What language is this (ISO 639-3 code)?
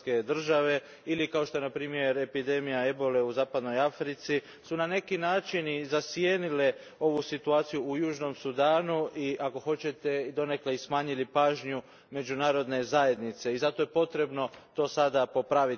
hrv